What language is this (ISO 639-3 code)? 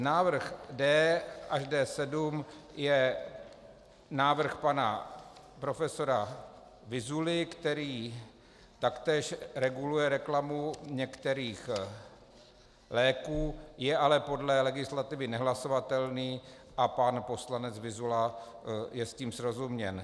ces